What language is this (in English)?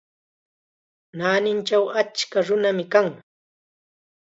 Chiquián Ancash Quechua